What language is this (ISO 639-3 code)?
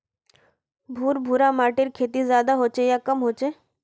mag